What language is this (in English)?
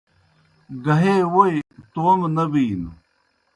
Kohistani Shina